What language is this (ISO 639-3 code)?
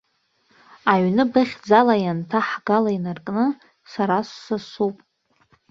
abk